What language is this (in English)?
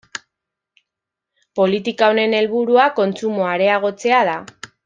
Basque